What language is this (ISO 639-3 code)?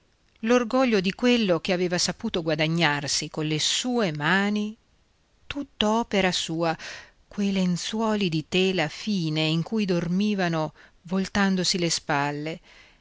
ita